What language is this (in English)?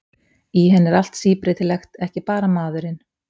Icelandic